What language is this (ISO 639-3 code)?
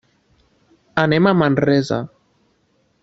cat